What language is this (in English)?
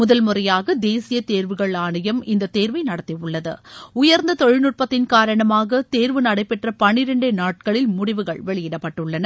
Tamil